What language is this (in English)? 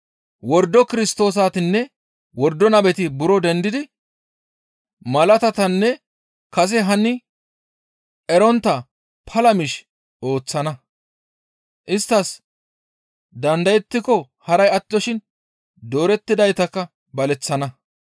Gamo